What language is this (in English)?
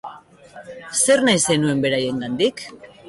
Basque